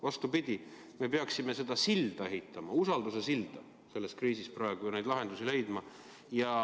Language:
Estonian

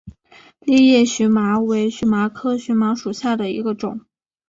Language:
Chinese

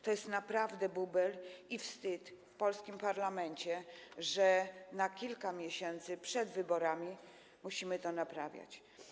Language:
Polish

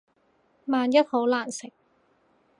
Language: Cantonese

